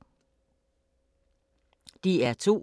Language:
Danish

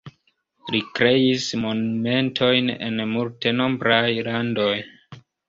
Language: Esperanto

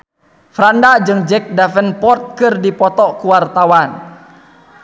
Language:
Sundanese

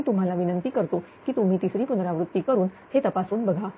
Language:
Marathi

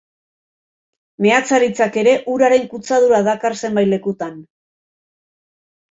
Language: Basque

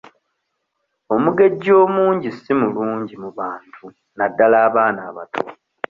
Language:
Ganda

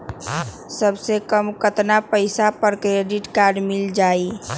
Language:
Magahi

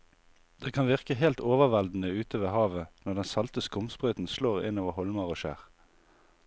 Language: Norwegian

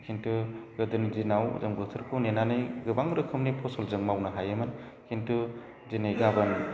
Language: Bodo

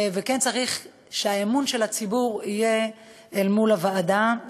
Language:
Hebrew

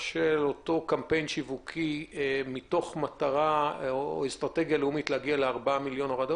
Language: Hebrew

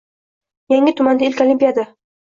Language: Uzbek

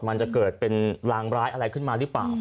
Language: Thai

